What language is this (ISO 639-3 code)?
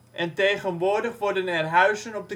nld